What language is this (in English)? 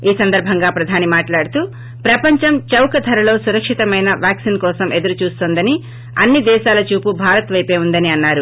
Telugu